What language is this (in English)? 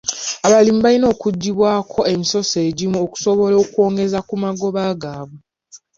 Ganda